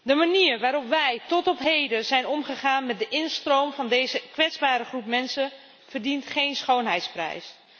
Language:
Dutch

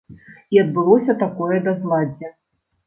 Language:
Belarusian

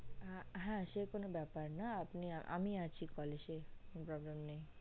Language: Bangla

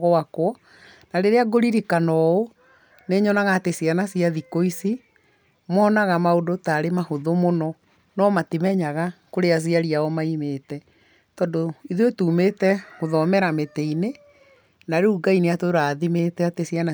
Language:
Kikuyu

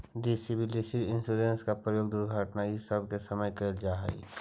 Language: Magahi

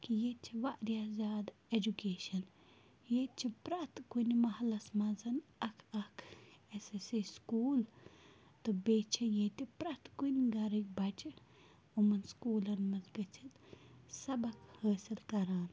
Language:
Kashmiri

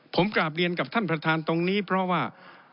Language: Thai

